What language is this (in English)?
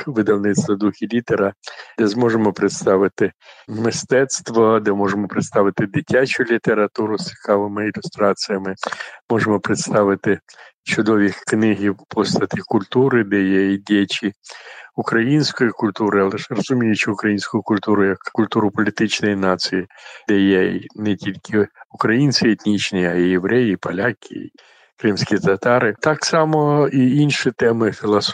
Ukrainian